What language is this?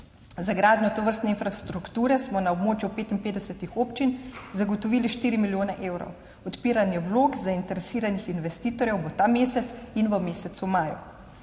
Slovenian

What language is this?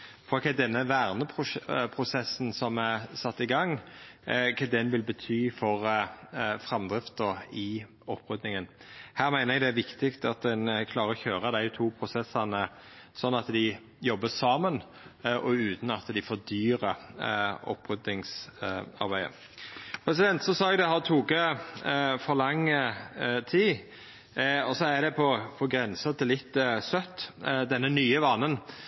Norwegian Nynorsk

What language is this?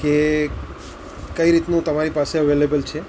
Gujarati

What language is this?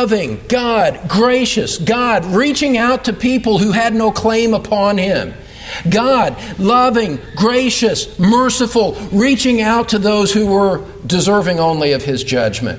English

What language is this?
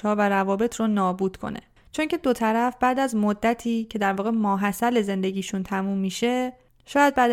Persian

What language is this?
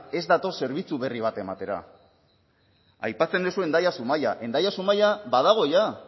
Basque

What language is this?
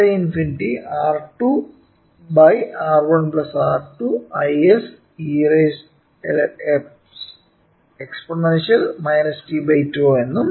Malayalam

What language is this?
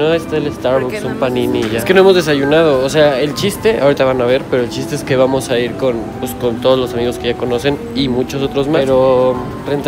Spanish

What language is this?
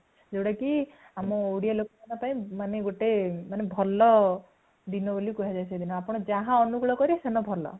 Odia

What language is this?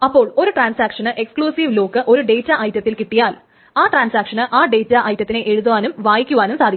Malayalam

